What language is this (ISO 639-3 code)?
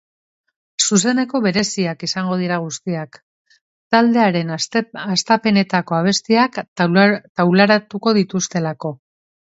eus